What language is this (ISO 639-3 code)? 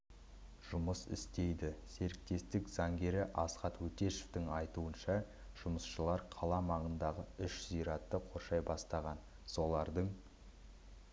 kaz